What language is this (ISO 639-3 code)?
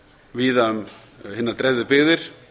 isl